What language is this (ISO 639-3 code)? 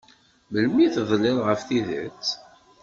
kab